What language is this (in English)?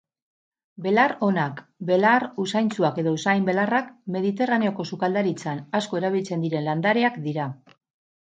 Basque